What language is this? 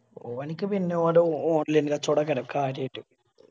Malayalam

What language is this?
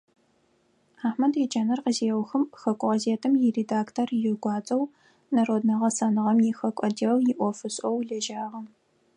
Adyghe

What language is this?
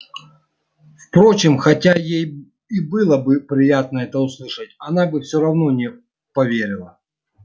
Russian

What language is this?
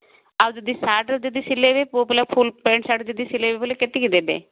Odia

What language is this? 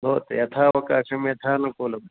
Sanskrit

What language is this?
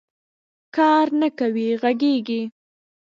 Pashto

